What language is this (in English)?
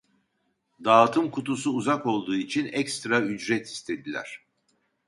Turkish